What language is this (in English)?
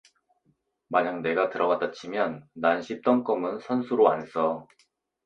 Korean